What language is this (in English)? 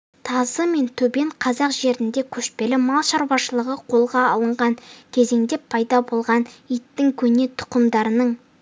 Kazakh